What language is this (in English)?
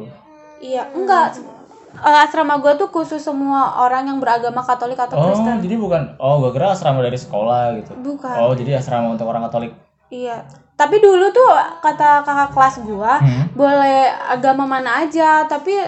Indonesian